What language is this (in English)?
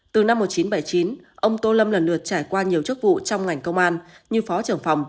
Vietnamese